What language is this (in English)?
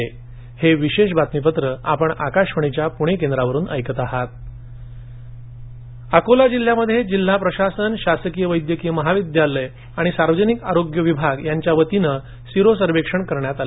Marathi